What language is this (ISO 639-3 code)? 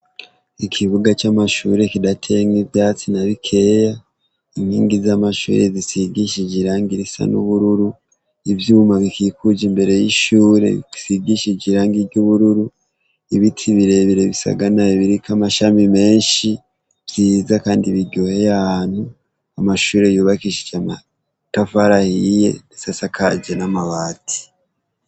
run